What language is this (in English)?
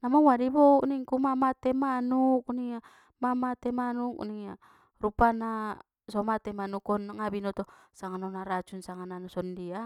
Batak Mandailing